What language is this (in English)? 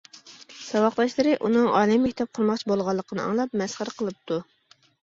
Uyghur